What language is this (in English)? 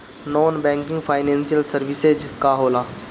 Bhojpuri